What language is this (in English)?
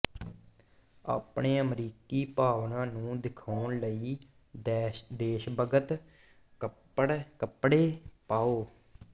Punjabi